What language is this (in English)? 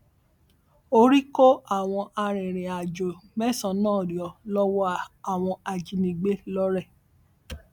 Yoruba